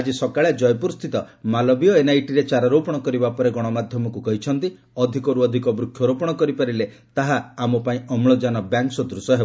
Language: Odia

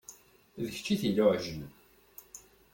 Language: Kabyle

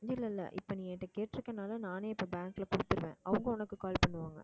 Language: Tamil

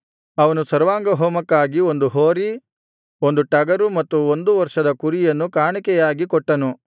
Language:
Kannada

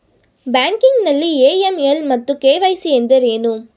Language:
Kannada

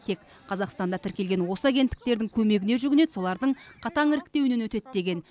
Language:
Kazakh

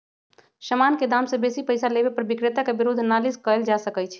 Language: Magahi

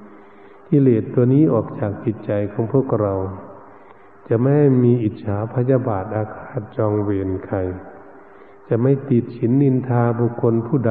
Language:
Thai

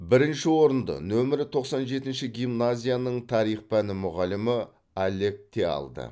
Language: Kazakh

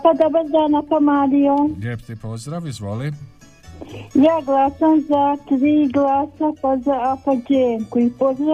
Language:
Croatian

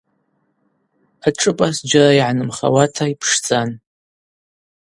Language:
Abaza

